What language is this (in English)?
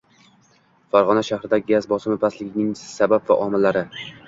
Uzbek